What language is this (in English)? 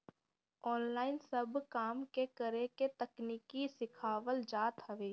Bhojpuri